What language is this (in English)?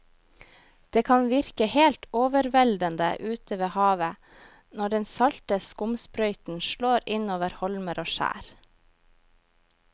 Norwegian